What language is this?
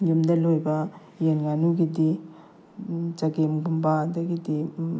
Manipuri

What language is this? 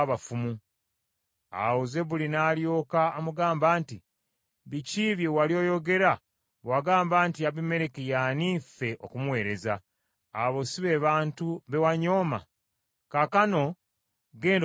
Ganda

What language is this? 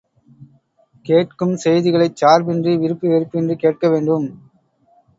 Tamil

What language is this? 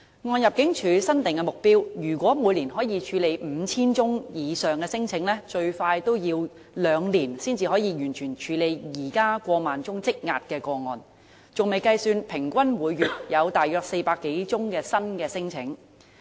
Cantonese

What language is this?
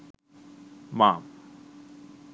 Sinhala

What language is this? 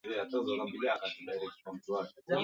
Swahili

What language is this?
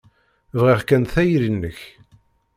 Kabyle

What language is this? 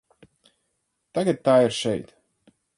Latvian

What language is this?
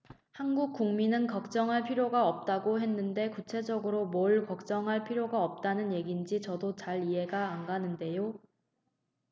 Korean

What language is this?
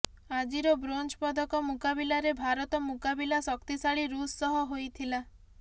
Odia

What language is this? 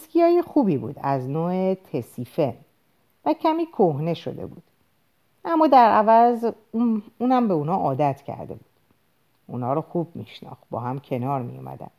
Persian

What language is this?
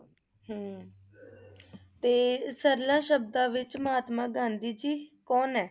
Punjabi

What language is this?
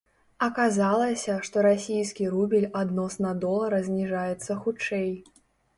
Belarusian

